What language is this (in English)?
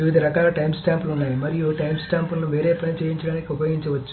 Telugu